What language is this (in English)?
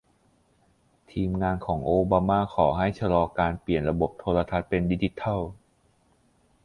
Thai